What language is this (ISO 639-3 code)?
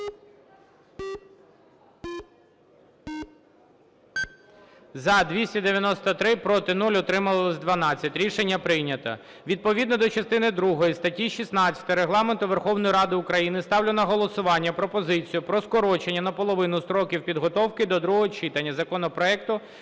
ukr